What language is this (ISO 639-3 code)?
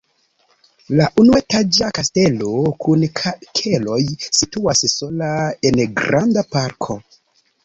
epo